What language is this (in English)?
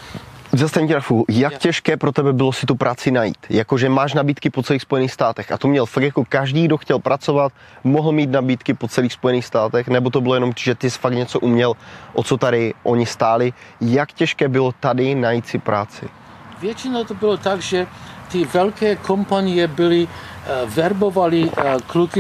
Czech